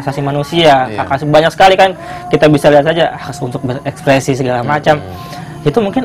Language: Indonesian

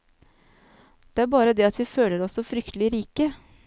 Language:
Norwegian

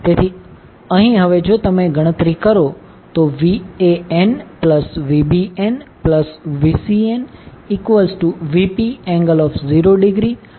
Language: Gujarati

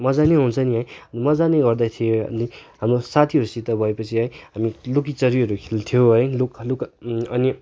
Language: Nepali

